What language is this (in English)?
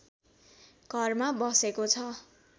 Nepali